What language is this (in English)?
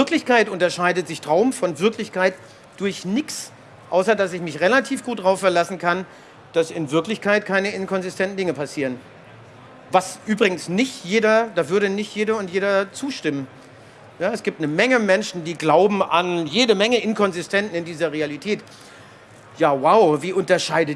German